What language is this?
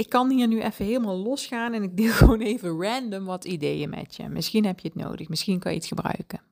Dutch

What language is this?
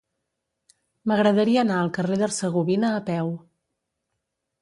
Catalan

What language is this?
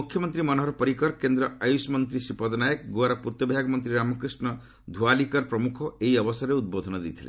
Odia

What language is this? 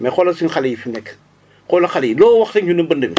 Wolof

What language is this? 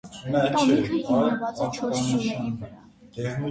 Armenian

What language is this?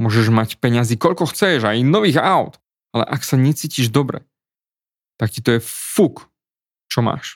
Slovak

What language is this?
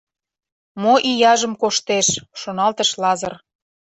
Mari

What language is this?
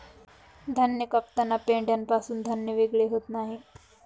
Marathi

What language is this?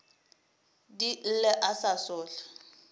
Northern Sotho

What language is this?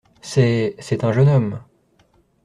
French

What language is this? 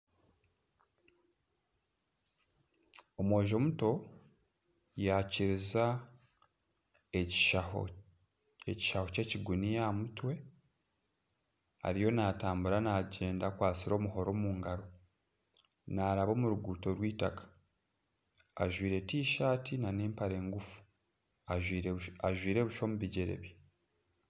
Nyankole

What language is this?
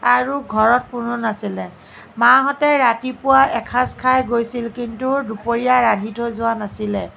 Assamese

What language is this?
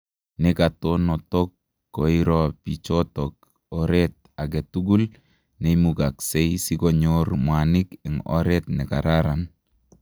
Kalenjin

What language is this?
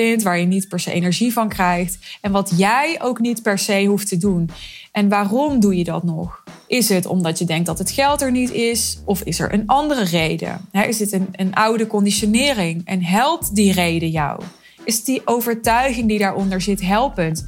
Dutch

